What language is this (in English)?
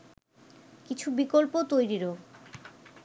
Bangla